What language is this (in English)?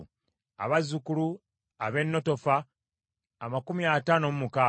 Ganda